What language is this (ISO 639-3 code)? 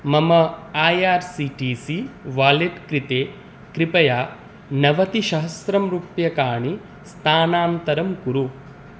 san